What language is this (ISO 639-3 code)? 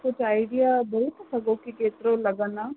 snd